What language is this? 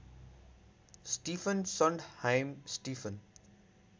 Nepali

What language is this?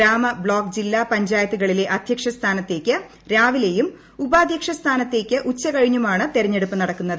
Malayalam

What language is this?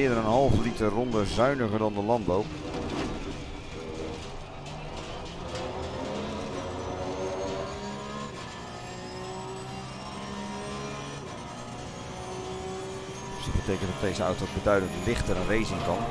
Dutch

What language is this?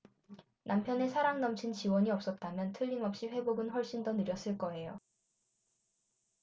Korean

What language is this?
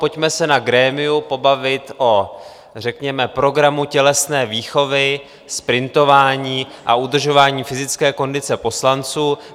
Czech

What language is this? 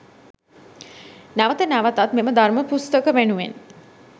Sinhala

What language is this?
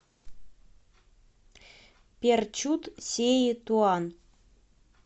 Russian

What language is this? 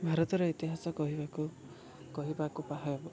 Odia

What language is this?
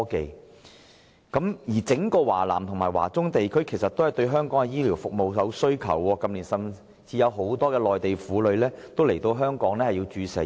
Cantonese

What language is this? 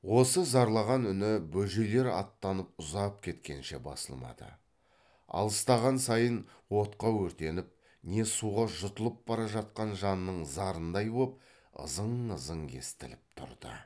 Kazakh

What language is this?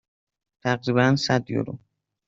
Persian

